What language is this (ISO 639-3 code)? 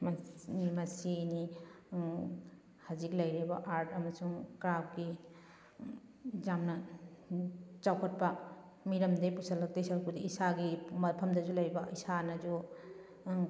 mni